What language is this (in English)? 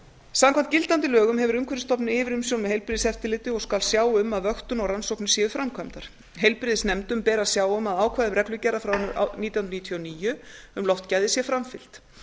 Icelandic